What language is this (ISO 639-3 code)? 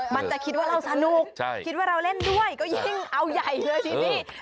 tha